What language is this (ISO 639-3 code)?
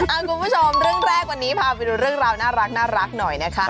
tha